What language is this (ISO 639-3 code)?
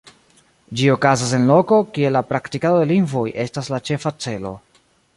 epo